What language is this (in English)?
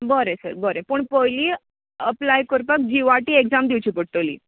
Konkani